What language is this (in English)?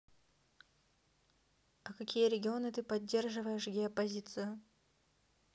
Russian